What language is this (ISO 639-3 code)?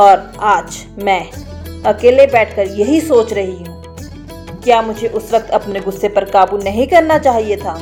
hin